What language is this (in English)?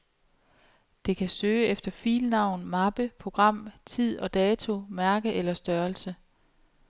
Danish